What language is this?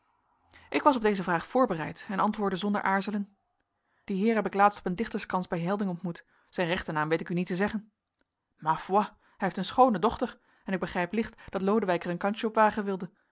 Dutch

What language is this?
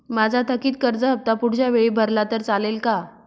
Marathi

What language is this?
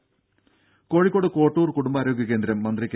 Malayalam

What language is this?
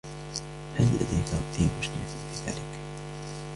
Arabic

